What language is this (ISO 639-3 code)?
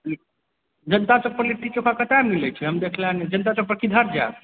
mai